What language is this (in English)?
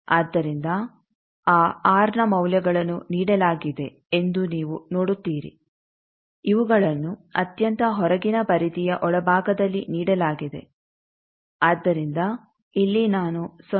Kannada